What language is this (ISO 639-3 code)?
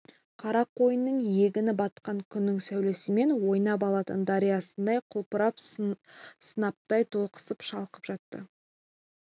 kaz